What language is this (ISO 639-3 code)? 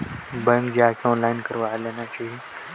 hne